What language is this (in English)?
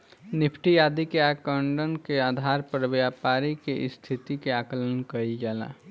Bhojpuri